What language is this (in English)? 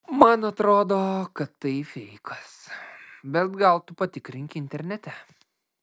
Lithuanian